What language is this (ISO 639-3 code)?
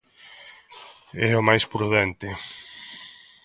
glg